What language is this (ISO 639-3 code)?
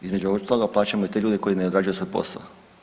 hrv